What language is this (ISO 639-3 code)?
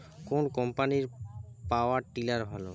ben